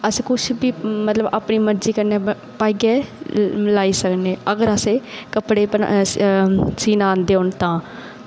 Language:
Dogri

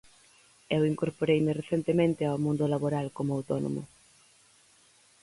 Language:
Galician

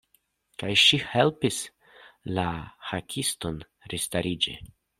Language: Esperanto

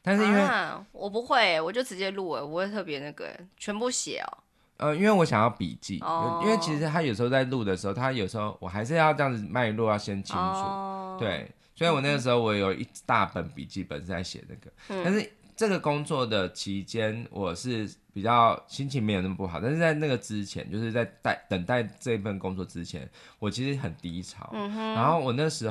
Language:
Chinese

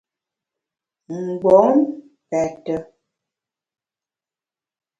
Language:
Bamun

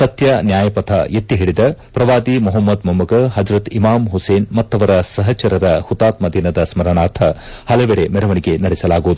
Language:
Kannada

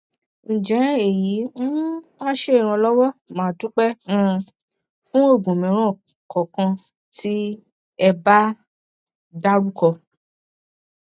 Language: Yoruba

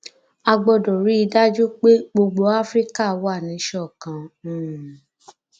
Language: Yoruba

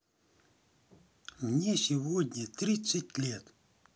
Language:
Russian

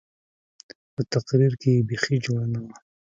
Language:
Pashto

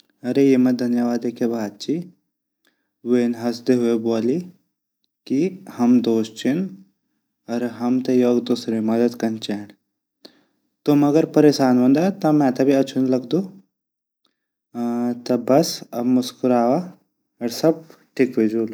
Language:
Garhwali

